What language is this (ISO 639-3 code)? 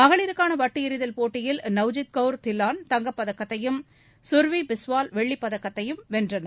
tam